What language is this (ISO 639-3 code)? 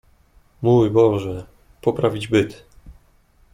pol